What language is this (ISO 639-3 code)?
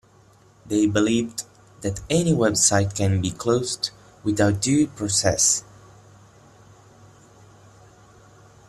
eng